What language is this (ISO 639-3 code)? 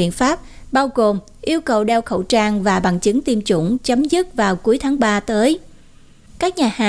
vie